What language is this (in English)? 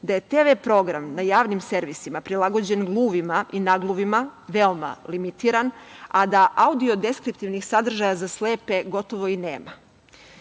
Serbian